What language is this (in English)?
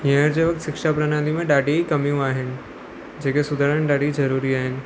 Sindhi